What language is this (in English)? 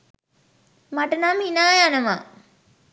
Sinhala